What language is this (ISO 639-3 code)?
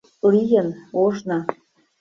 chm